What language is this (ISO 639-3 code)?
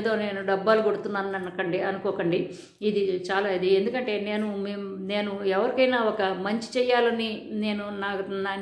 eng